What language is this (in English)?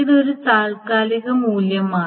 Malayalam